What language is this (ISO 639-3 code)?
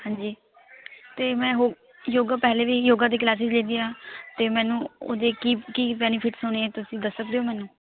pan